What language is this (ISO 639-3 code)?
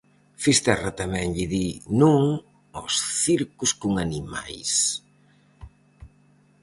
glg